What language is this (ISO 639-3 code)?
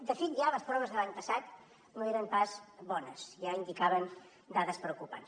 cat